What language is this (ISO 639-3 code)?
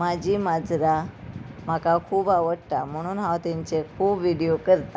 kok